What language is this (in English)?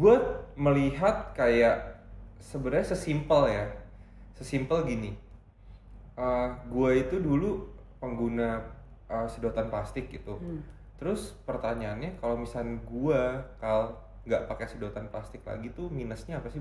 Indonesian